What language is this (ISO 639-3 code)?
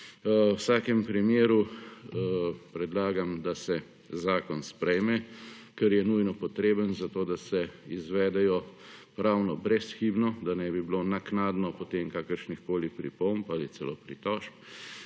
slv